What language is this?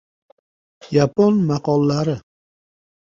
Uzbek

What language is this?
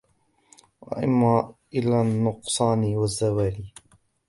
Arabic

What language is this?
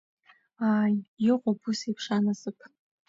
Abkhazian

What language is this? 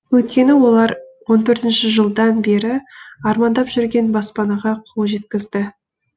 Kazakh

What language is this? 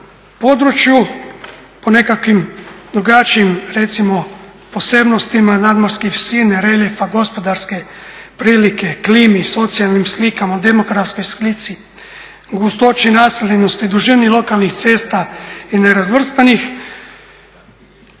Croatian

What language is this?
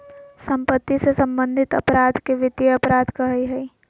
Magahi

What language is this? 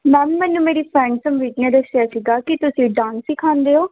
Punjabi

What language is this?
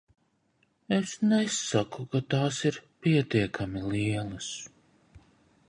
Latvian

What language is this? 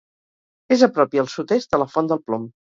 Catalan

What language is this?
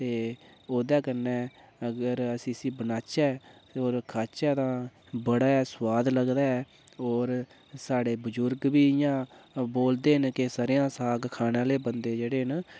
Dogri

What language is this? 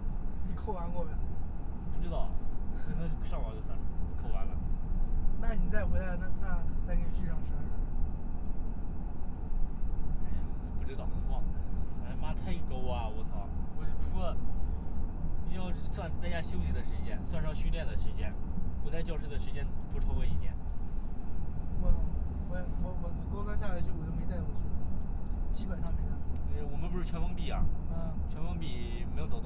Chinese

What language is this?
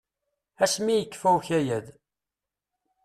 Kabyle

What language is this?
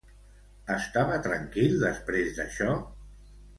Catalan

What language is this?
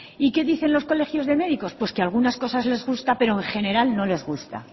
Spanish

